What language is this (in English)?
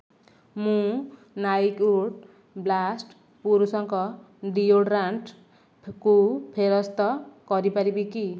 Odia